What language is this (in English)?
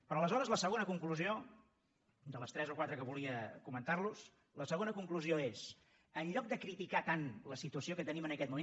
Catalan